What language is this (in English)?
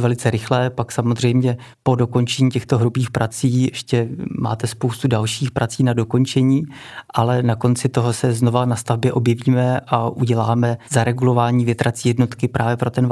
Czech